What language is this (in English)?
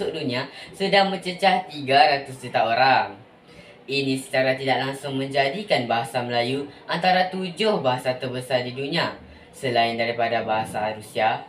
Malay